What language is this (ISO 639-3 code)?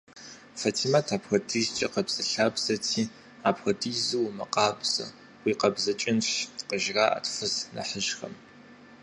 kbd